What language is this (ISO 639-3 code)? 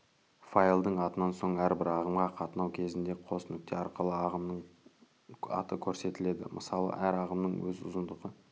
kaz